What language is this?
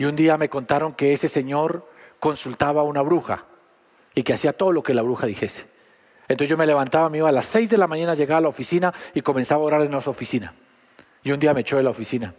Spanish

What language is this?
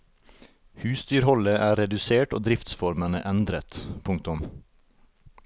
Norwegian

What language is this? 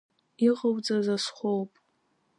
Abkhazian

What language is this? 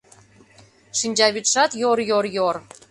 Mari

